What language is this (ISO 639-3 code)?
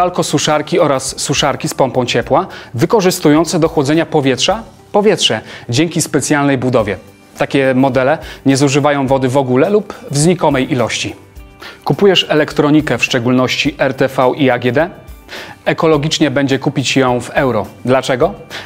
pol